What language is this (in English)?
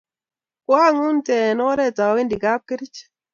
Kalenjin